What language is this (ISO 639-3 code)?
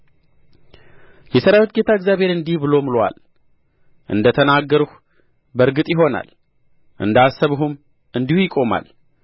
amh